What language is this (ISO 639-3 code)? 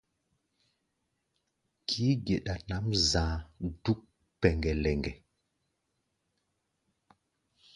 gba